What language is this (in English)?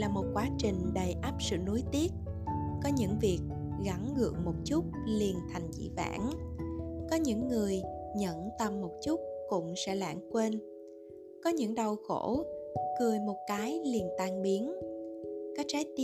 Vietnamese